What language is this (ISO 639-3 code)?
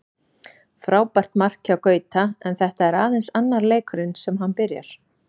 isl